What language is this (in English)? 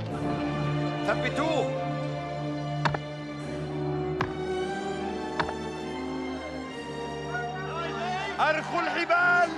Arabic